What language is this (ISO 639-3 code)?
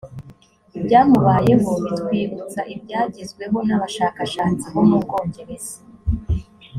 kin